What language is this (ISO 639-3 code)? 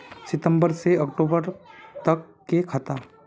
mag